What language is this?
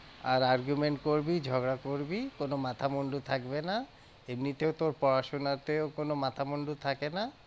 Bangla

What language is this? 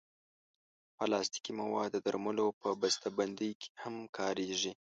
Pashto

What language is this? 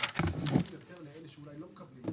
Hebrew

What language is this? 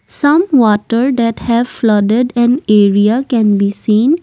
English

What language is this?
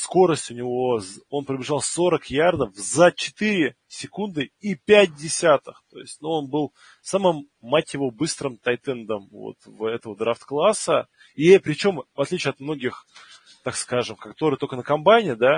Russian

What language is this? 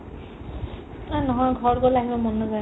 Assamese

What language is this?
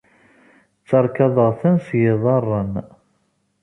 Kabyle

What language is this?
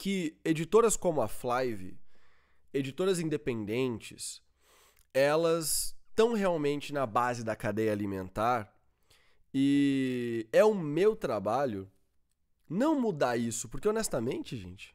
Portuguese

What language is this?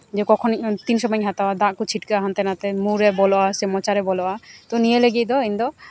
Santali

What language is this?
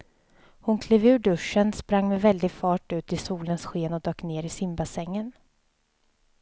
Swedish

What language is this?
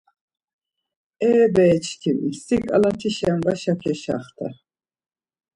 Laz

